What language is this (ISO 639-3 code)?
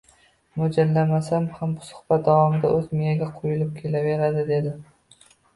uzb